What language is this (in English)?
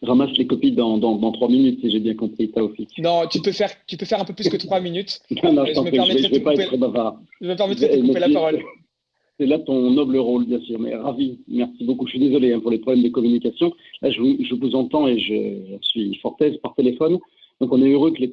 French